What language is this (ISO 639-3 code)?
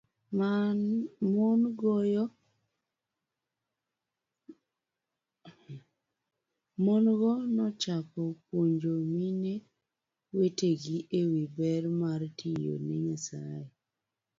luo